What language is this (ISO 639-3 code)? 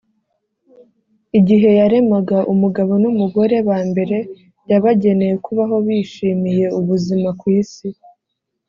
kin